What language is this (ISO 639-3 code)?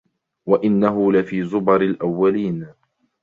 ara